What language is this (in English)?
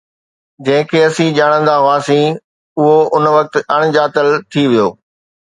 Sindhi